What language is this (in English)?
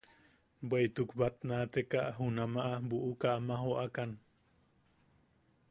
Yaqui